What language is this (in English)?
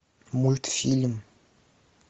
Russian